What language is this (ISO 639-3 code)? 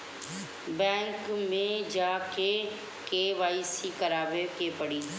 bho